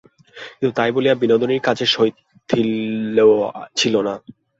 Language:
Bangla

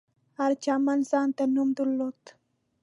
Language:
Pashto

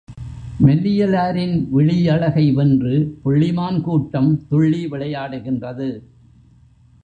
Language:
Tamil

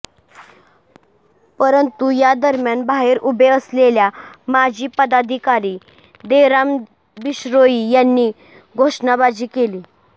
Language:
Marathi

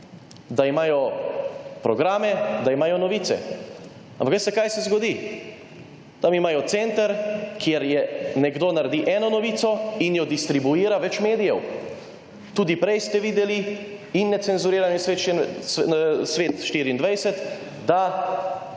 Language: Slovenian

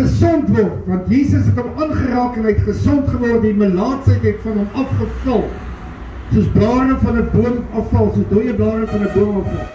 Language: Dutch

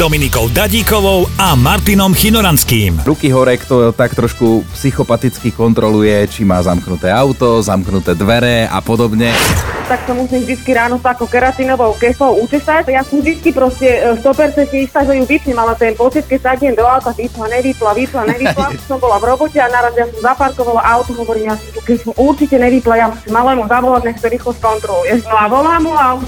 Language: Slovak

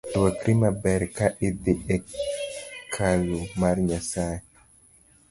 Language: Luo (Kenya and Tanzania)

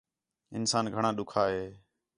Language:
Khetrani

